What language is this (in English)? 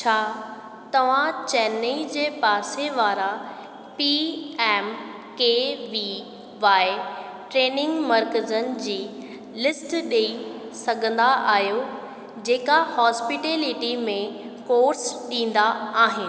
Sindhi